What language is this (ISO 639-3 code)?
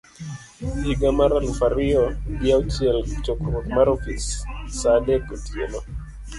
luo